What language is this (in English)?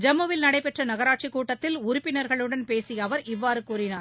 Tamil